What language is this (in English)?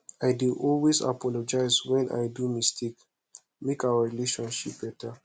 Nigerian Pidgin